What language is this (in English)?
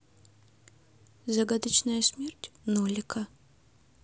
Russian